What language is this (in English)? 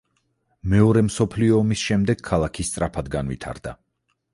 Georgian